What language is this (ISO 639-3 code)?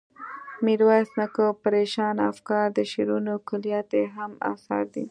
pus